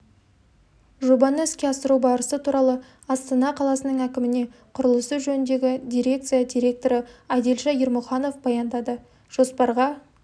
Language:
Kazakh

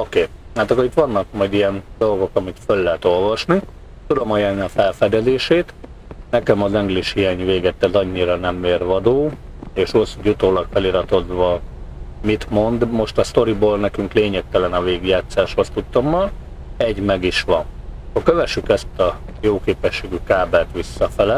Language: Hungarian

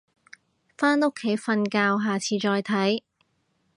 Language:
Cantonese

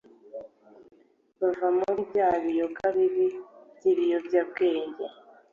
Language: Kinyarwanda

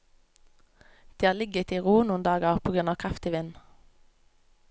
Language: Norwegian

